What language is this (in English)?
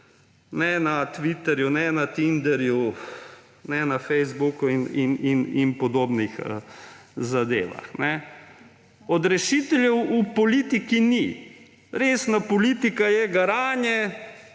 Slovenian